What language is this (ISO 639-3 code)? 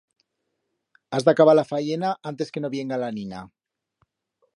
arg